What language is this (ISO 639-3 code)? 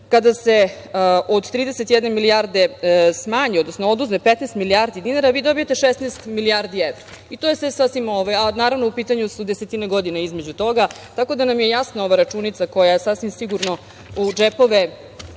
srp